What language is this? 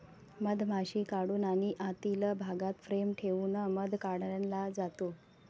Marathi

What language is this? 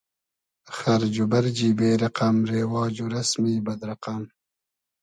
Hazaragi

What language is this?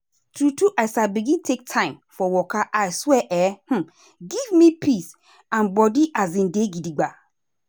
Nigerian Pidgin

